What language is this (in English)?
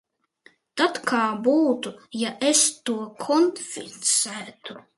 Latvian